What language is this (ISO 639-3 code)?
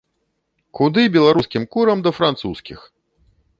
bel